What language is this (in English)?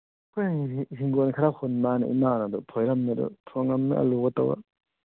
Manipuri